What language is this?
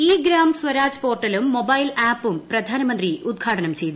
Malayalam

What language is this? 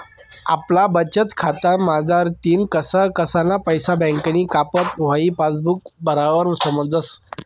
Marathi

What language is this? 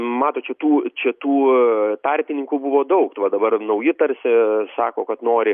Lithuanian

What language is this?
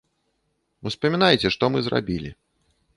Belarusian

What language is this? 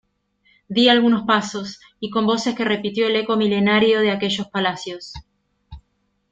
Spanish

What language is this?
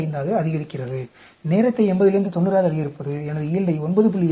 Tamil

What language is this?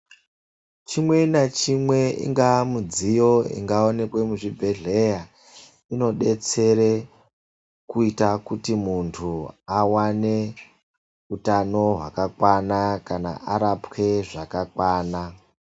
Ndau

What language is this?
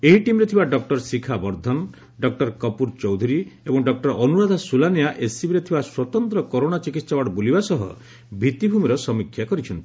Odia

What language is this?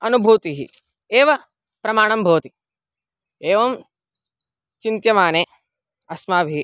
Sanskrit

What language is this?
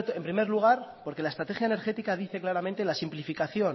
Spanish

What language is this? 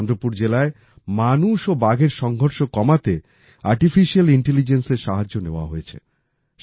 Bangla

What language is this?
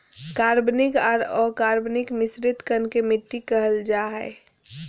Magahi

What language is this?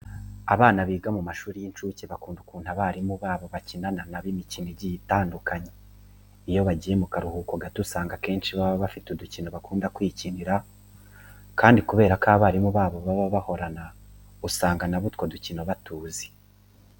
Kinyarwanda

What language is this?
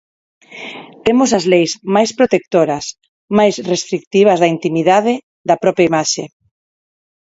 Galician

